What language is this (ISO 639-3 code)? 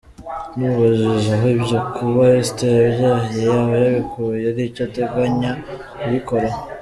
kin